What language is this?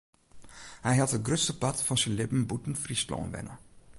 Western Frisian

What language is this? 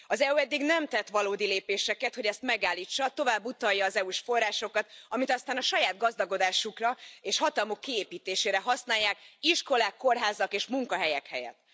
Hungarian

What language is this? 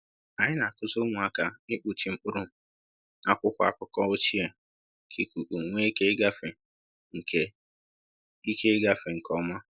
Igbo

